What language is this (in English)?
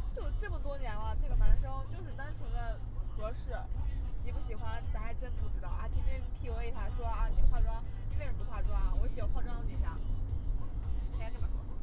Chinese